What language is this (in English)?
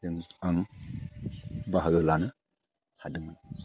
Bodo